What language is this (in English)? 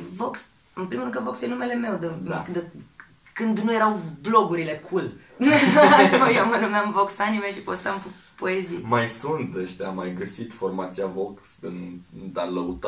Romanian